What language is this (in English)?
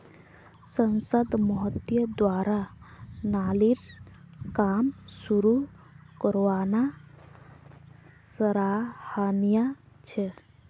Magahi